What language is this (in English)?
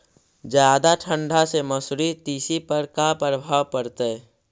Magahi